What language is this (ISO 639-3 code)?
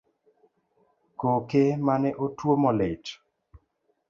luo